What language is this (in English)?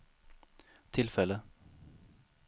Swedish